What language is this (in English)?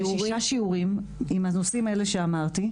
Hebrew